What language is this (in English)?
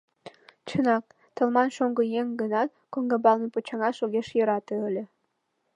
Mari